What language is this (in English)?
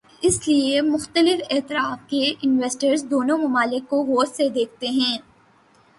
Urdu